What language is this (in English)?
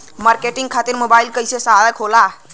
Bhojpuri